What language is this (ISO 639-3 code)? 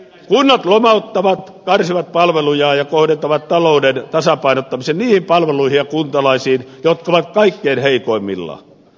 fin